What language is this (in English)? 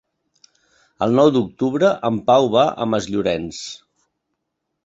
Catalan